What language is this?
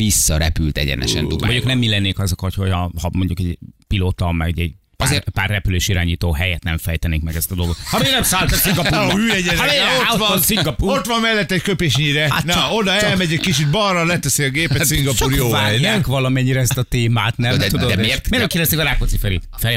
Hungarian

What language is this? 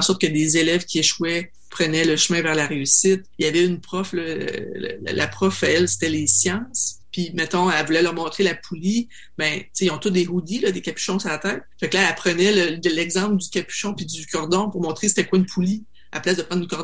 French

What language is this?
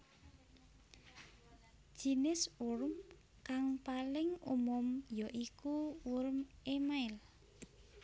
Javanese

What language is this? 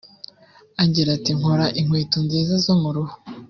Kinyarwanda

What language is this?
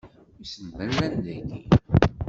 Kabyle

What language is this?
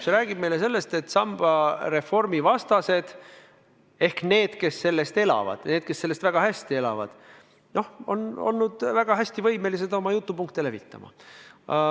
Estonian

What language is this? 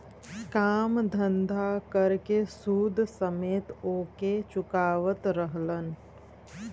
Bhojpuri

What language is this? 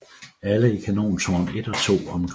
Danish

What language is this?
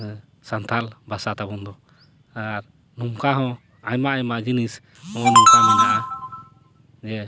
Santali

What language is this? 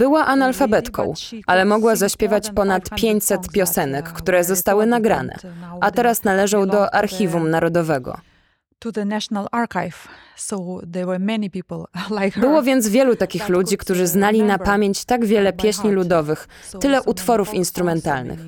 Polish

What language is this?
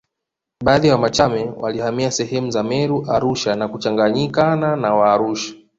Swahili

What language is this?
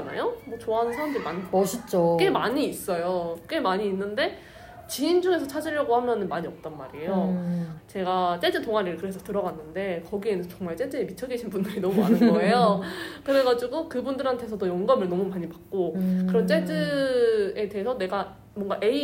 Korean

